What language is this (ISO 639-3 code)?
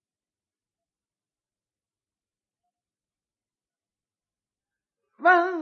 ara